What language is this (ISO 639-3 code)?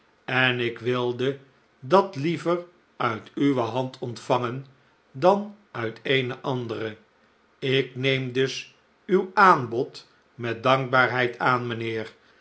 nld